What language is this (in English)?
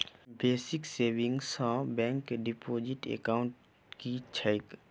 Maithili